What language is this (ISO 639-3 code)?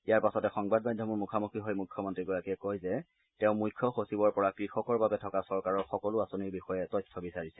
asm